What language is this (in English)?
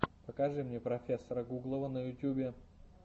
Russian